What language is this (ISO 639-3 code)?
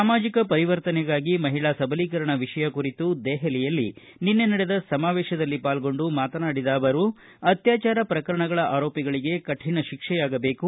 kan